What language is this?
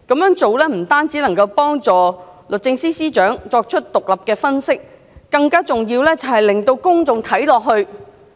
Cantonese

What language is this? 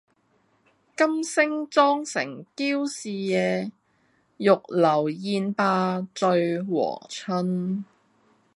Cantonese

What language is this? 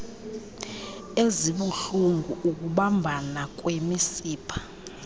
Xhosa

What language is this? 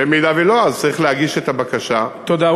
Hebrew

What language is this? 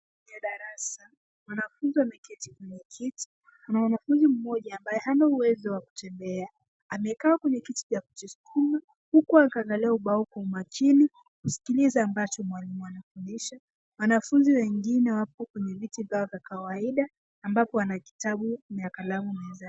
Swahili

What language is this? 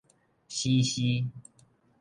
Min Nan Chinese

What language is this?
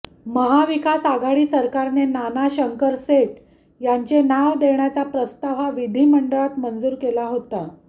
Marathi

